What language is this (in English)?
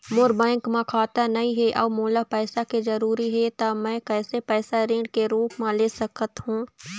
Chhattisgarhi